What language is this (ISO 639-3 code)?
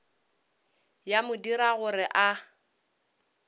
nso